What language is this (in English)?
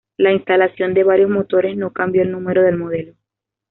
Spanish